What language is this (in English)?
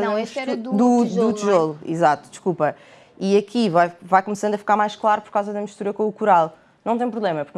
Portuguese